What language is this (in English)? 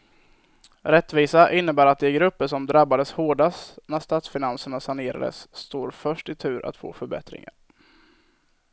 Swedish